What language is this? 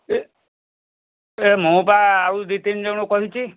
Odia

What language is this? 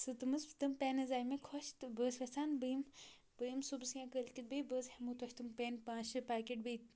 Kashmiri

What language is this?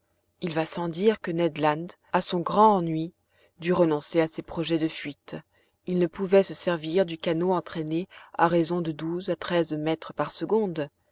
French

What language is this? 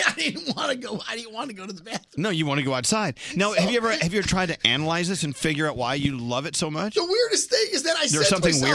English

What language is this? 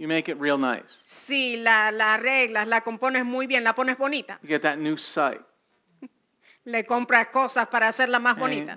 English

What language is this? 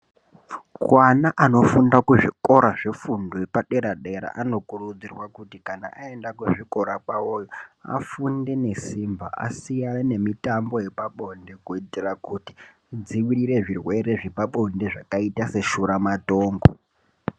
Ndau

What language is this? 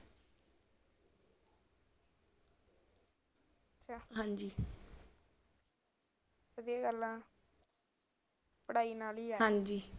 Punjabi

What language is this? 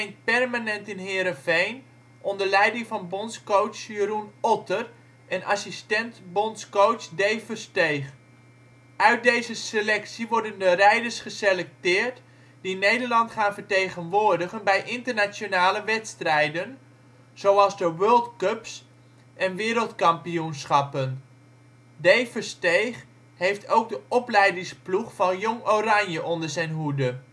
Dutch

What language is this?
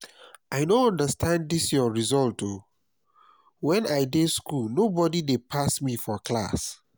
Nigerian Pidgin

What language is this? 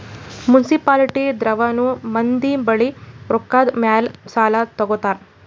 Kannada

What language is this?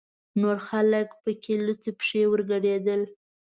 Pashto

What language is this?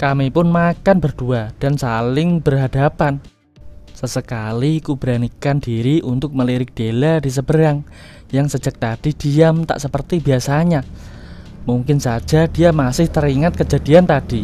Indonesian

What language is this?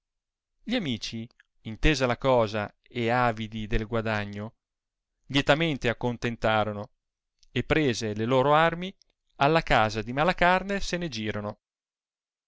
Italian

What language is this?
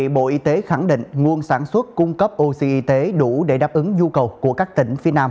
Vietnamese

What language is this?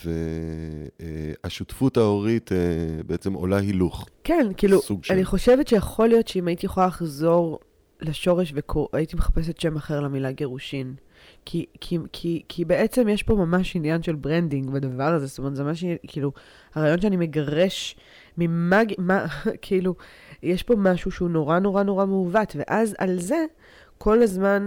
Hebrew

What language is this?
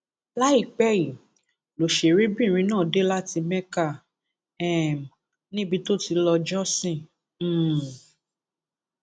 Yoruba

